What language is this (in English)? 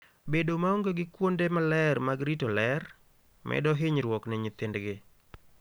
Luo (Kenya and Tanzania)